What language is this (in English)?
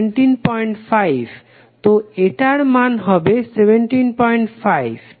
Bangla